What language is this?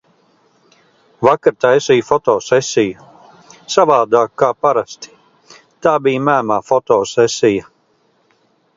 Latvian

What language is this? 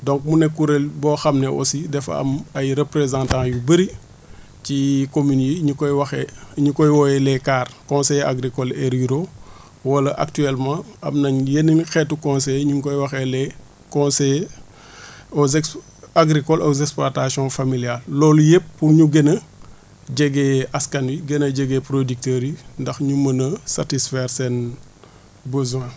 Wolof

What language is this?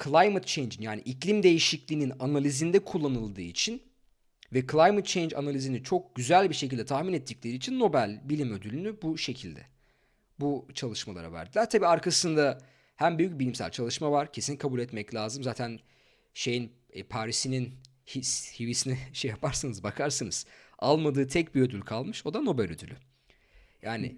Turkish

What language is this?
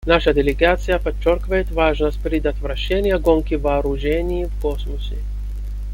Russian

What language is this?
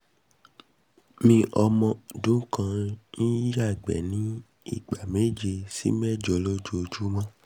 Yoruba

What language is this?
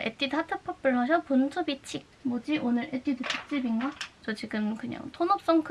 Korean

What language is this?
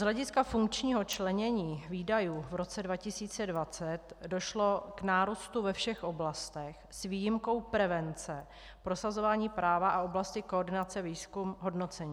Czech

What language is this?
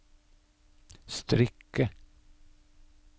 Norwegian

